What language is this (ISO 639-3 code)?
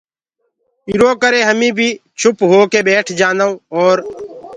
ggg